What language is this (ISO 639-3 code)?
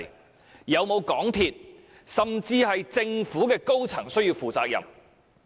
yue